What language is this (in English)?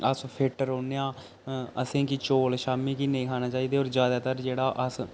Dogri